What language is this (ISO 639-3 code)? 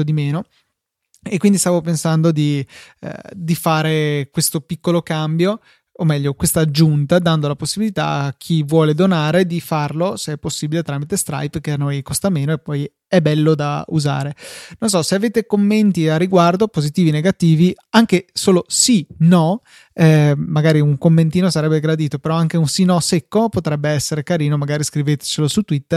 ita